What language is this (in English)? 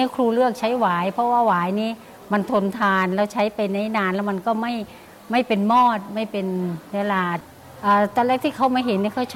Thai